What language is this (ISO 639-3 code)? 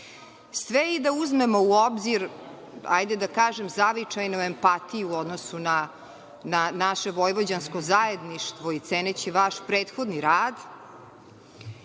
srp